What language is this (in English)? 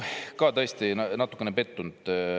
Estonian